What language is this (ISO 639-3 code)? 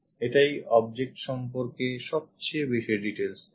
ben